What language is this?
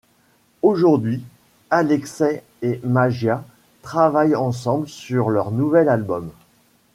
French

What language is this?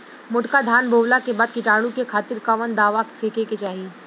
Bhojpuri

